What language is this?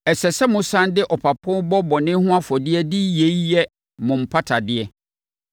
Akan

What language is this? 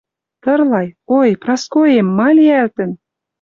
Western Mari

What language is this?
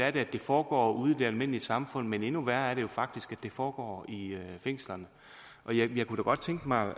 Danish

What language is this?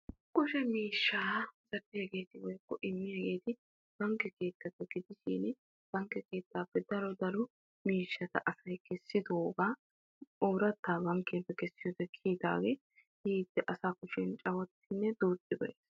Wolaytta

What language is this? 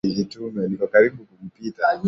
Swahili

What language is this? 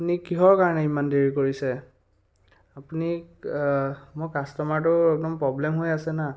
Assamese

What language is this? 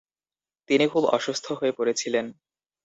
Bangla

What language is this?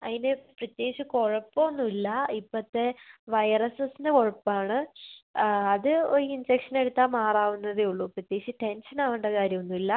Malayalam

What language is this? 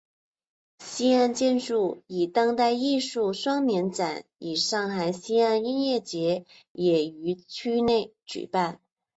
Chinese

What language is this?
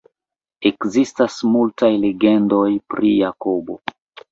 Esperanto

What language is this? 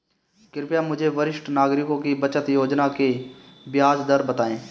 Hindi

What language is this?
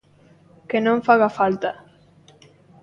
Galician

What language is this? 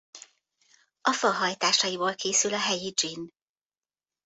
Hungarian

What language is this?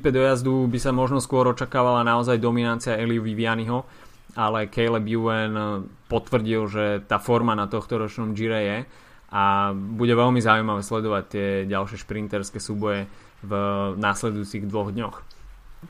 Slovak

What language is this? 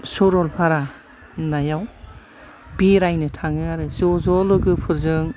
Bodo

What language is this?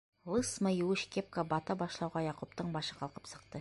Bashkir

